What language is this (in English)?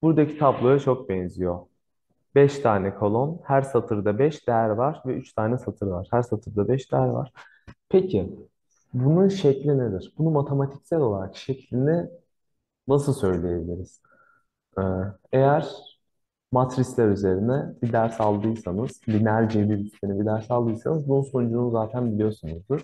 Turkish